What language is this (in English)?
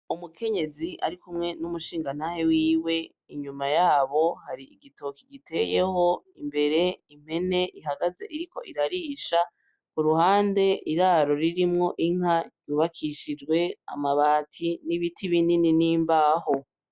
Rundi